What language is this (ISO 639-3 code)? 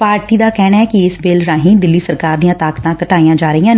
pan